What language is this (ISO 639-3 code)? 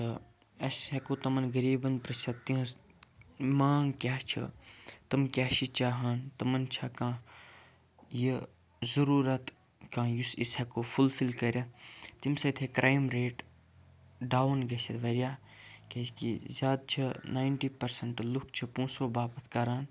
kas